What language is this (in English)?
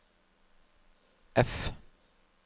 Norwegian